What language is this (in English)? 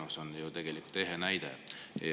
Estonian